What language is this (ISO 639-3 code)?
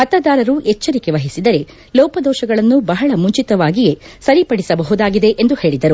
kan